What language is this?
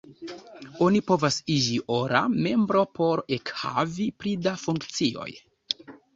Esperanto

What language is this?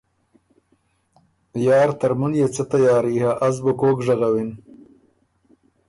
Ormuri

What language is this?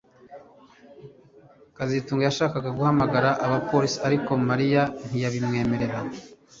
Kinyarwanda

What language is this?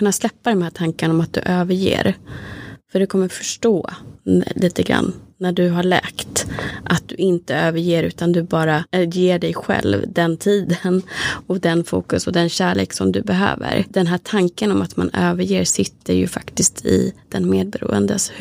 Swedish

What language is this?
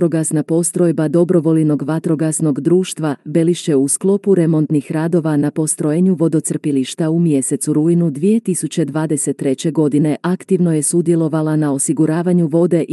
Croatian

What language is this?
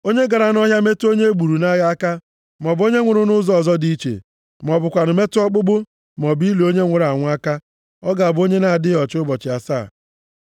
Igbo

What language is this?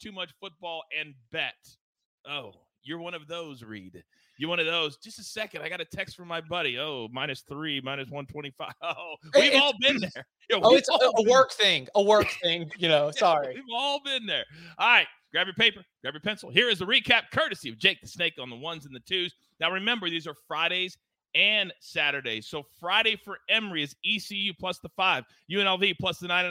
English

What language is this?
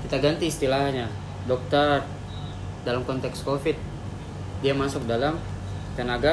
Indonesian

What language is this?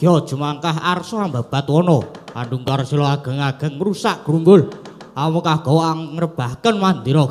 Indonesian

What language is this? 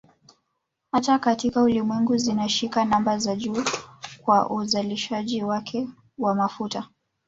Swahili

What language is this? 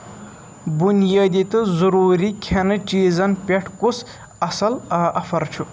Kashmiri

